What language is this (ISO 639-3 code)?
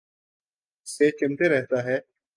urd